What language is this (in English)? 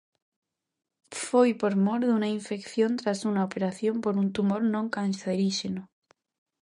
Galician